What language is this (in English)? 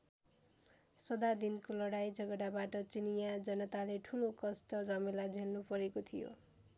Nepali